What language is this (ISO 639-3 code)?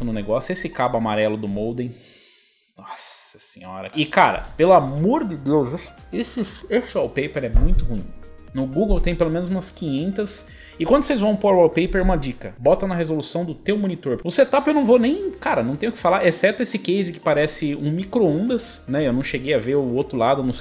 por